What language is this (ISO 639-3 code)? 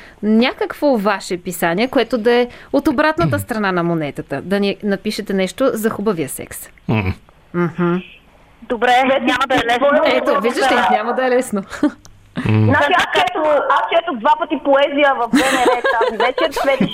bul